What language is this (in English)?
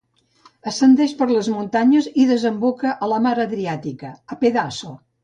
Catalan